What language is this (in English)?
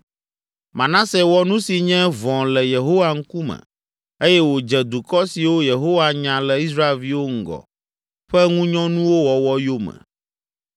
Ewe